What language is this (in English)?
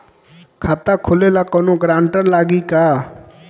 Bhojpuri